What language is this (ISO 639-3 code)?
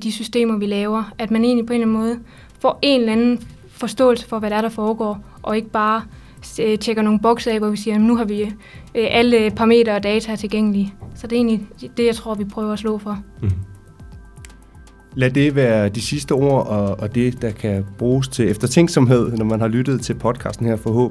dan